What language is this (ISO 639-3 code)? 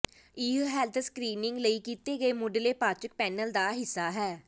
pan